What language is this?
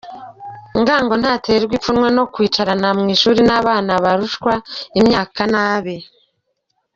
Kinyarwanda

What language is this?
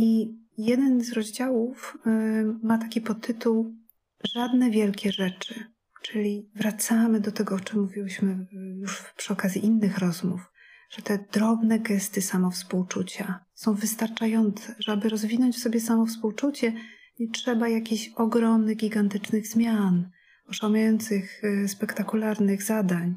Polish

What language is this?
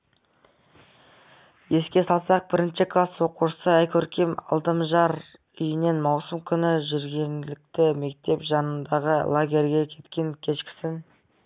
Kazakh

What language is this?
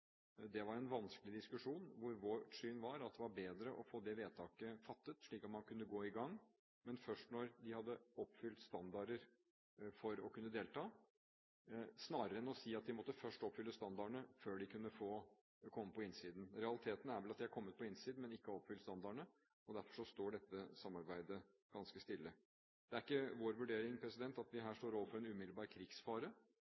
Norwegian Bokmål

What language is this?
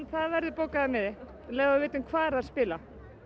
Icelandic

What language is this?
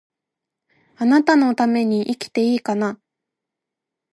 Japanese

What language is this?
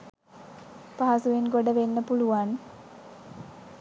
Sinhala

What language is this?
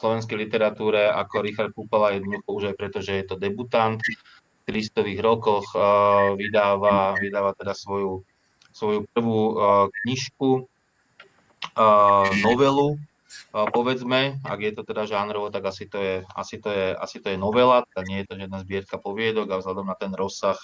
Slovak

